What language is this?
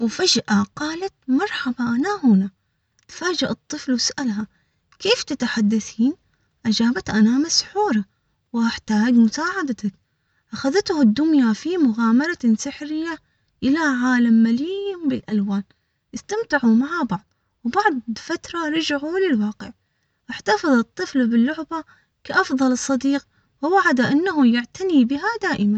Omani Arabic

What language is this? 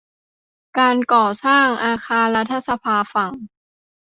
Thai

